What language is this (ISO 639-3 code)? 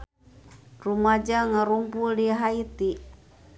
sun